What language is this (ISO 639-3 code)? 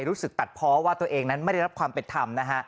tha